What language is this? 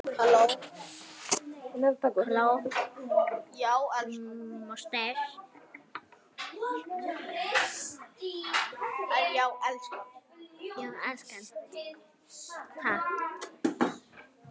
Icelandic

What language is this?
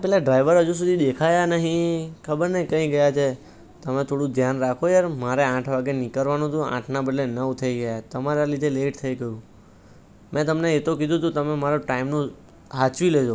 Gujarati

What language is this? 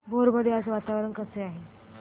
Marathi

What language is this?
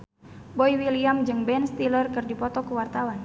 Sundanese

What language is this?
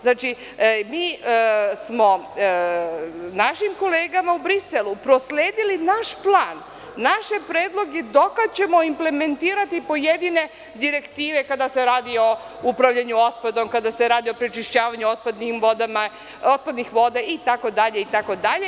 Serbian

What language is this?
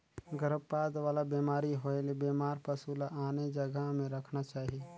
Chhattisgarhi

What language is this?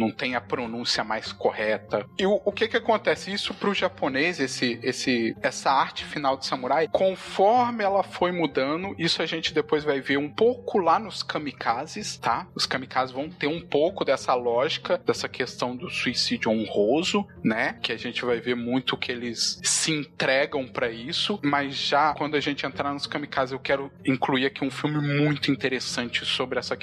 Portuguese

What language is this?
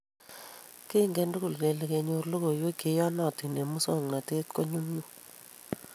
Kalenjin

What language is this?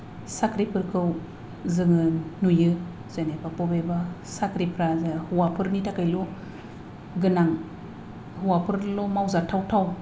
Bodo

